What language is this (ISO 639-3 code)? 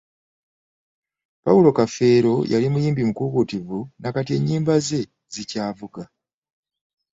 lug